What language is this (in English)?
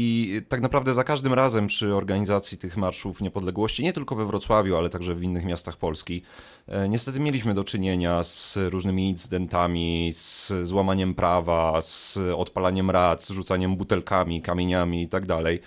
Polish